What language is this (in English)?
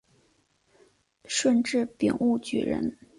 Chinese